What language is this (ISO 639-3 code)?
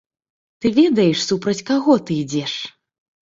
bel